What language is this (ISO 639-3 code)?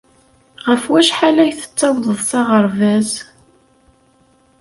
kab